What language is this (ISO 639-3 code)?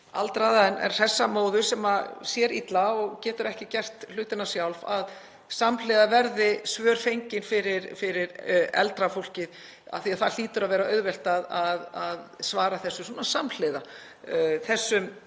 isl